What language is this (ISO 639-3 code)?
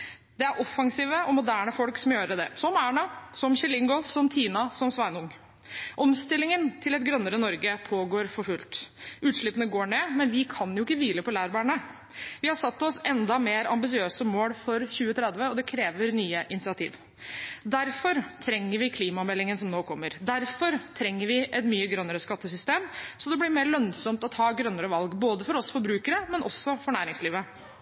nob